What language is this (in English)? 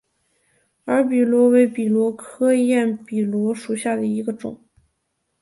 Chinese